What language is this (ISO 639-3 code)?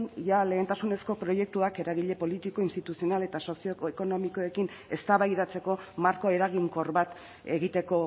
eus